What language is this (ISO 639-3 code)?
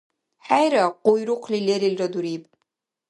dar